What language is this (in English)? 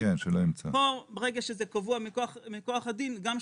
Hebrew